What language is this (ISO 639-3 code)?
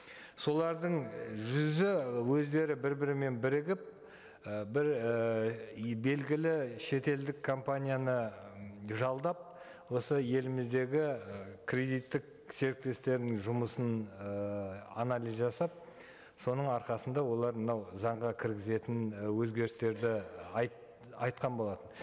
kaz